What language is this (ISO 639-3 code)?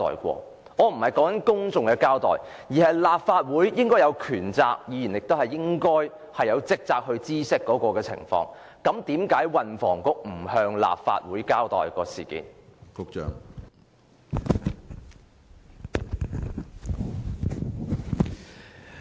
yue